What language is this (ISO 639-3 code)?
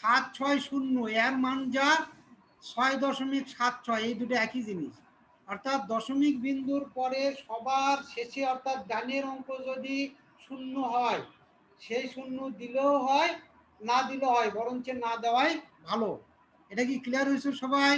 tur